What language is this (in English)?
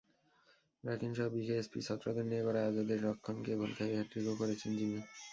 Bangla